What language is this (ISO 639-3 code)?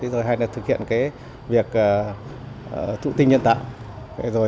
vie